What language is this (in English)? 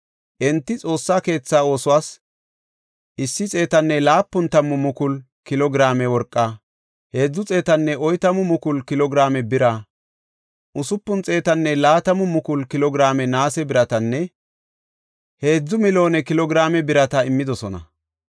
Gofa